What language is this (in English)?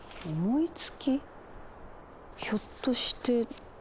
Japanese